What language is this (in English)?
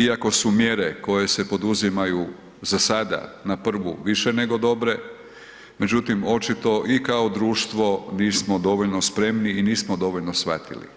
Croatian